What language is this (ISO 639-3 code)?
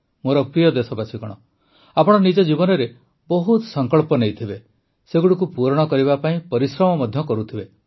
ori